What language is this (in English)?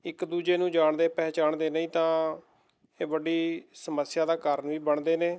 Punjabi